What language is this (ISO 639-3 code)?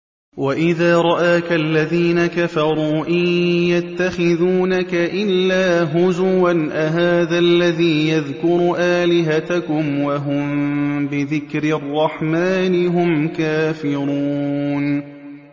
ara